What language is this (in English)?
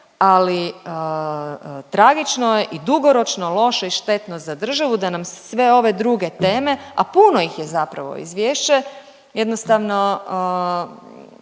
Croatian